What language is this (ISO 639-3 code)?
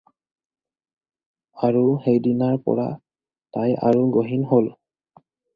asm